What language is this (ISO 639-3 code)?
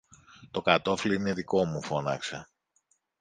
ell